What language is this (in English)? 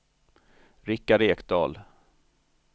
Swedish